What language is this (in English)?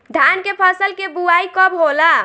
Bhojpuri